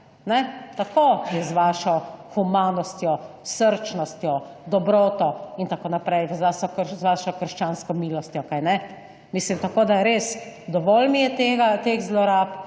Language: Slovenian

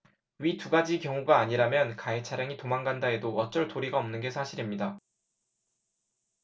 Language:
Korean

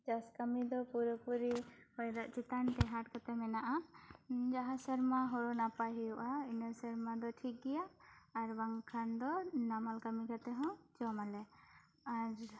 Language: Santali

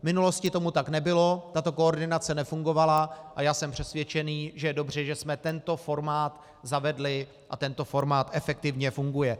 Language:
Czech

